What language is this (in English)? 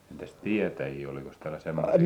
Finnish